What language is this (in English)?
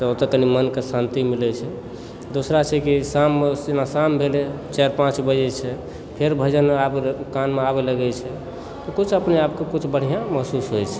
Maithili